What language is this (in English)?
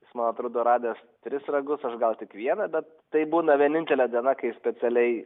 Lithuanian